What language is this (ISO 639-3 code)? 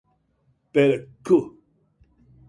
cat